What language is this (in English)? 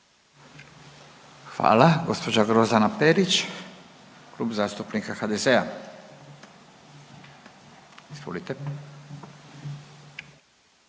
Croatian